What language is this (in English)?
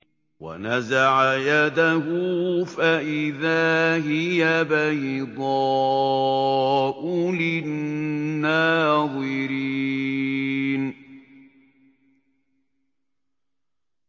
Arabic